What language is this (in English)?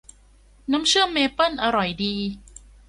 Thai